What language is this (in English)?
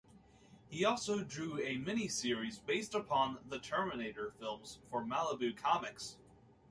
English